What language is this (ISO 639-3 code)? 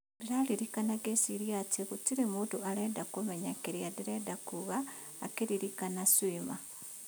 kik